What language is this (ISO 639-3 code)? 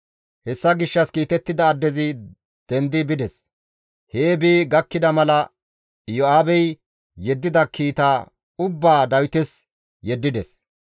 gmv